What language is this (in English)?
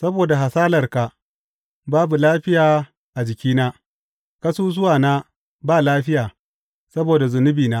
Hausa